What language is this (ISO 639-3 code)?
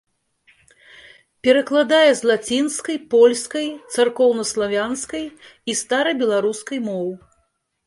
bel